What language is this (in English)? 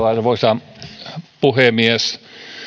Finnish